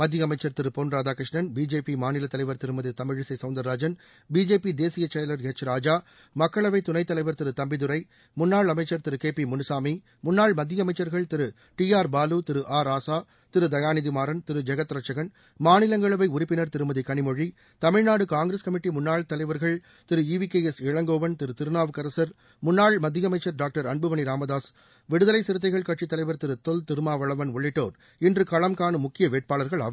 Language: Tamil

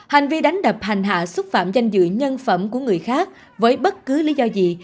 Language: Vietnamese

